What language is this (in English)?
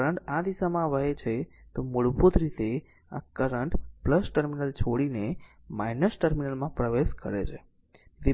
Gujarati